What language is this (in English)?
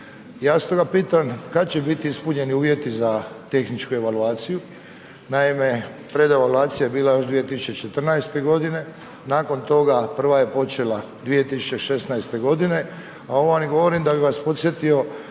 Croatian